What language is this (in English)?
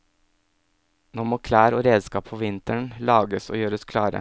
Norwegian